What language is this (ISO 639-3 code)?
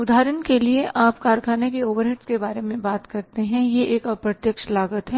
hin